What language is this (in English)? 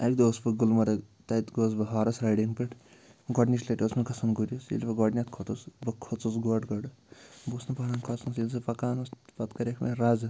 Kashmiri